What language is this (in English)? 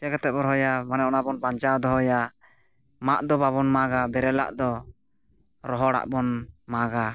Santali